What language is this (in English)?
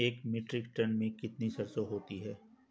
Hindi